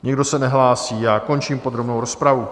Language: Czech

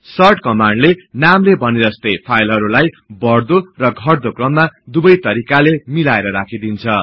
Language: Nepali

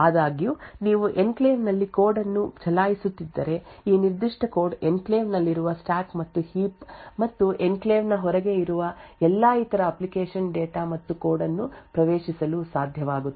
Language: Kannada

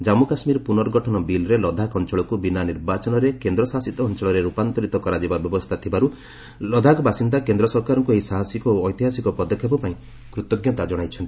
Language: Odia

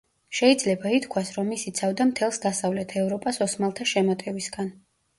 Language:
Georgian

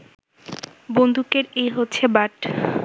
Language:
Bangla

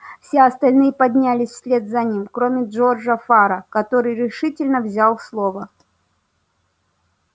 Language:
Russian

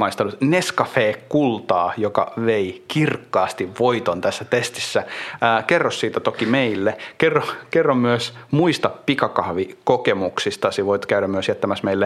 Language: Finnish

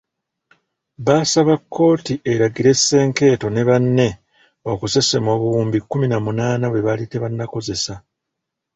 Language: Ganda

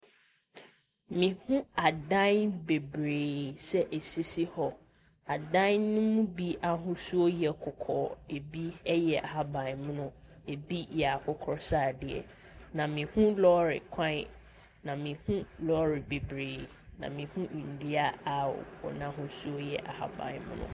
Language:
Akan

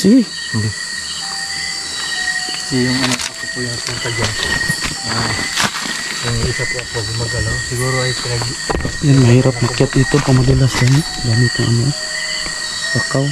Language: Filipino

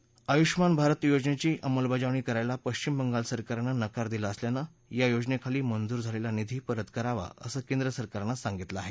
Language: Marathi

